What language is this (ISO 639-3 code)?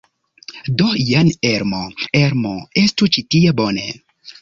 epo